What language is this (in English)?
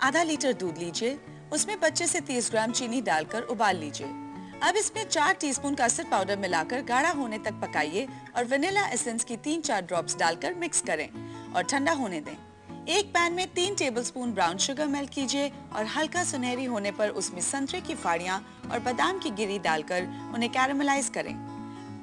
Hindi